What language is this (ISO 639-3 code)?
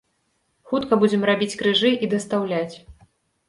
bel